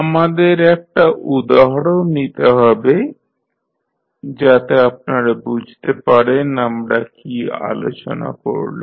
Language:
Bangla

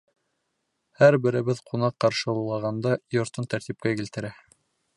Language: Bashkir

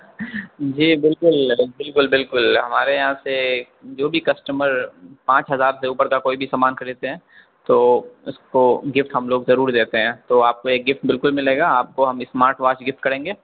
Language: Urdu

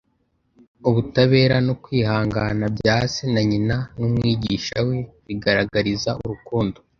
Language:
Kinyarwanda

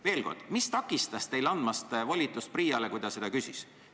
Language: Estonian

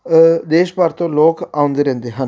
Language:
Punjabi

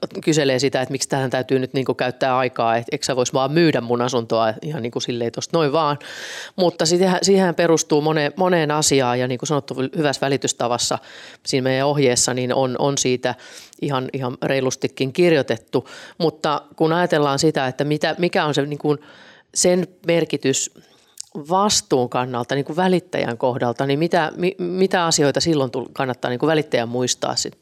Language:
Finnish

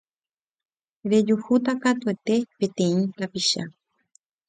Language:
Guarani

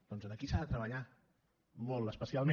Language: Catalan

